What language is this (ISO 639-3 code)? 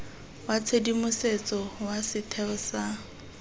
tsn